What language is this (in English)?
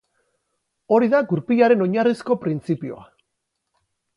Basque